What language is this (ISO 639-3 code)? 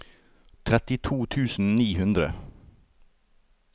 nor